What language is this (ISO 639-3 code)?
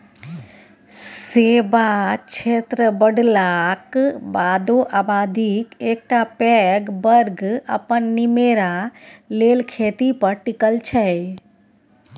mai